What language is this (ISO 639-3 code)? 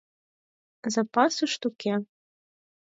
chm